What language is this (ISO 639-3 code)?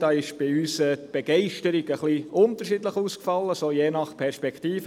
gsw